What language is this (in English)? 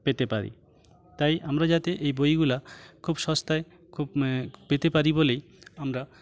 Bangla